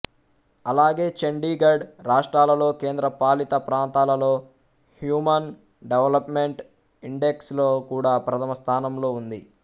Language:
Telugu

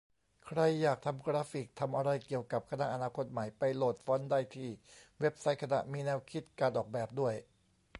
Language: Thai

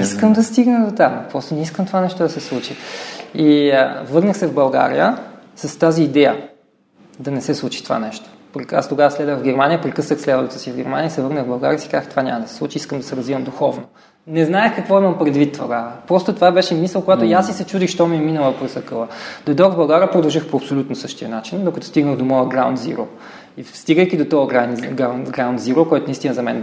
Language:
Bulgarian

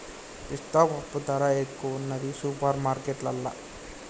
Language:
Telugu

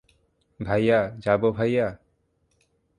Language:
Bangla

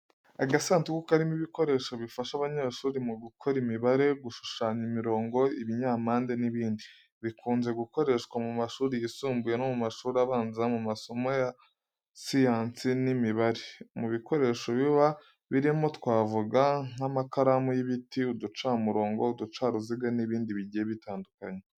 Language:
Kinyarwanda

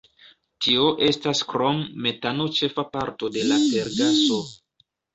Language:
Esperanto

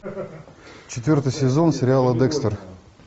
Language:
Russian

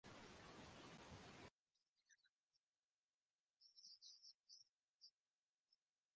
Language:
Japanese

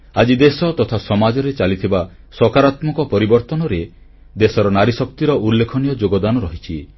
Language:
Odia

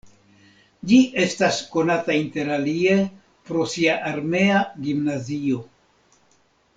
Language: Esperanto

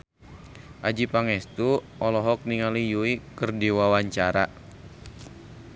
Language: Sundanese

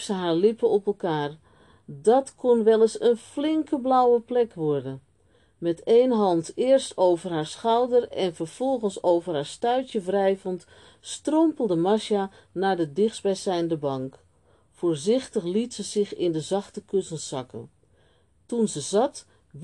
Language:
Dutch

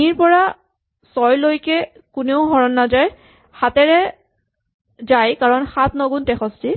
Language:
Assamese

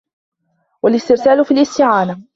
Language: Arabic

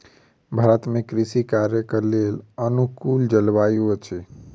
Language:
Maithili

